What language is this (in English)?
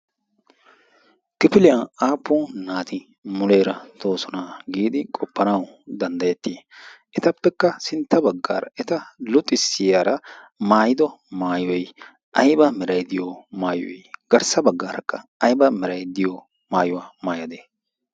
Wolaytta